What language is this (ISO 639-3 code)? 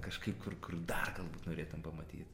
lit